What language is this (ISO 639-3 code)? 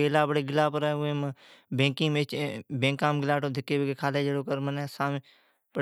odk